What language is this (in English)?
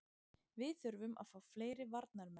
Icelandic